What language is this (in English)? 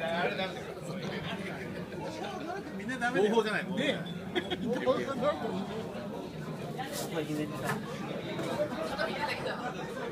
Japanese